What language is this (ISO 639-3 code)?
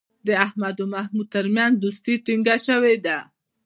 pus